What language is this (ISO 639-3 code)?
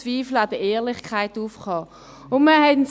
gsw